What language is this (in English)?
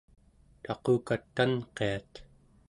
Central Yupik